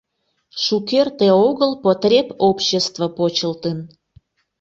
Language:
Mari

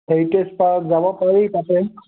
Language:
Assamese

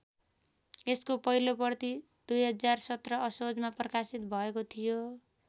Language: Nepali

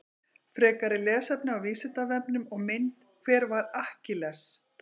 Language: Icelandic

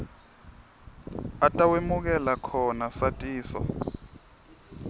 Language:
Swati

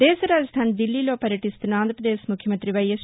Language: Telugu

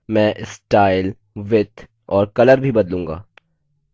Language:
Hindi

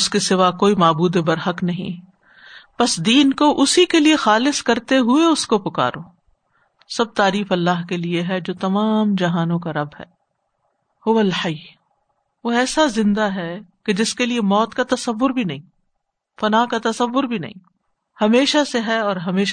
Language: Urdu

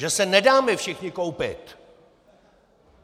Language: Czech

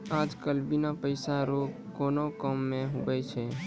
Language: Maithili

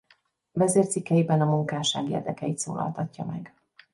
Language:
Hungarian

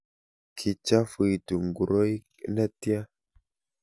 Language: Kalenjin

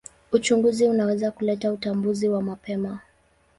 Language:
Swahili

